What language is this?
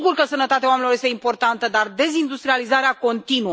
Romanian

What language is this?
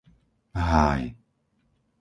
Slovak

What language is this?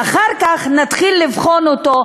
Hebrew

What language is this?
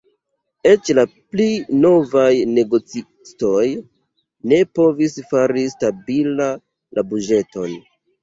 Esperanto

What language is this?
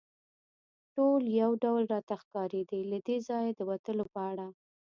Pashto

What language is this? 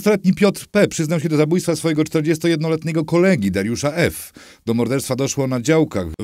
Polish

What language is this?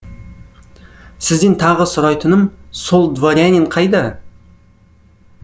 Kazakh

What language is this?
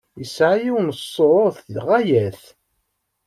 Kabyle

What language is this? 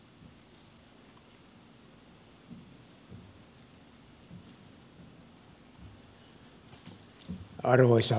Finnish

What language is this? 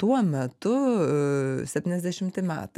Lithuanian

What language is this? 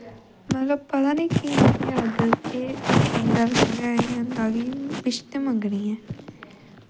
Dogri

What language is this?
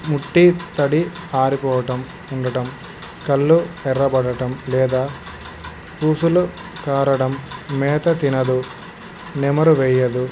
Telugu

